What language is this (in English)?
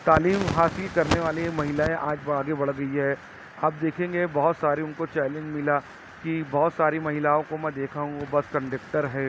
Urdu